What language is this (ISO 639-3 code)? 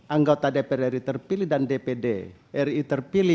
ind